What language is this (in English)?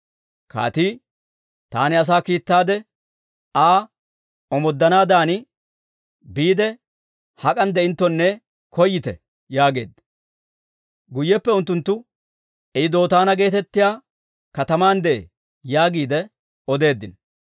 Dawro